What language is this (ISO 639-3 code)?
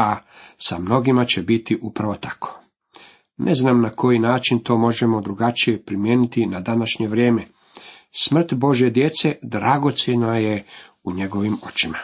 hrv